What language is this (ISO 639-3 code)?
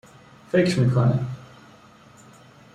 fas